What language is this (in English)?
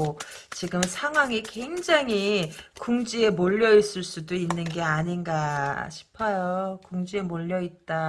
Korean